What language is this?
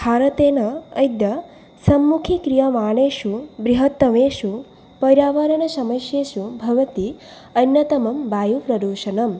Sanskrit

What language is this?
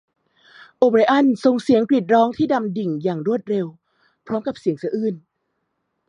Thai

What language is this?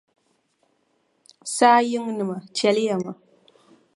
Dagbani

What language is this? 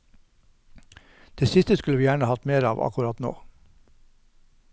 Norwegian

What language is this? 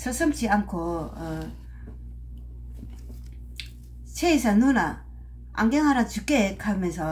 Korean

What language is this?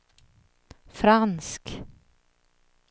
Swedish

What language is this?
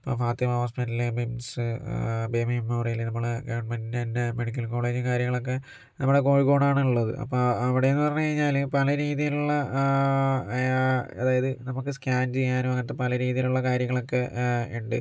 Malayalam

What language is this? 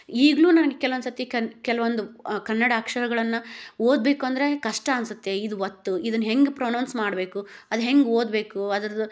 Kannada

